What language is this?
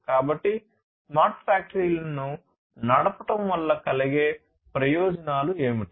Telugu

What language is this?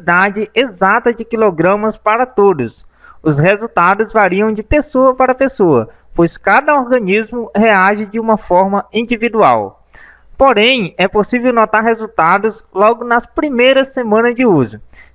Portuguese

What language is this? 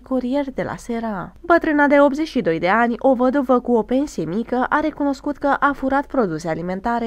Romanian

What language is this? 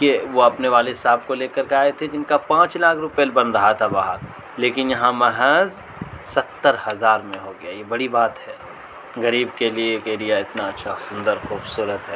Urdu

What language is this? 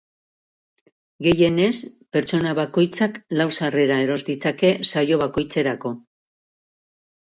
Basque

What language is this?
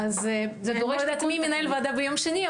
Hebrew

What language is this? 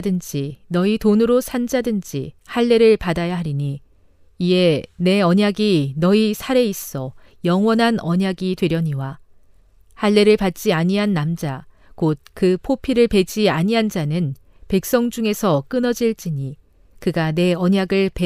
Korean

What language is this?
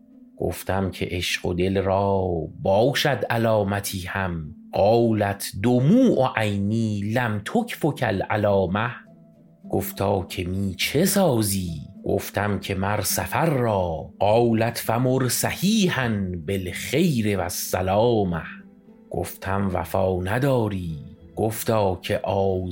Persian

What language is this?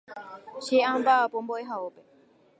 Guarani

